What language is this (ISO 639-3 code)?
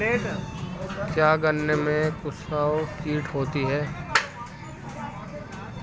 hin